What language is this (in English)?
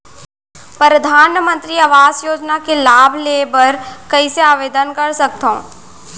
Chhattisgarhi